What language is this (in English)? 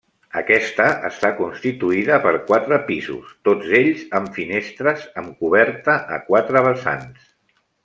Catalan